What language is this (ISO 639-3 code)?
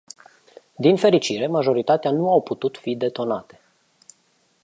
ron